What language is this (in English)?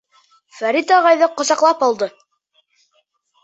Bashkir